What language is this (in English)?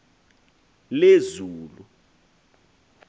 Xhosa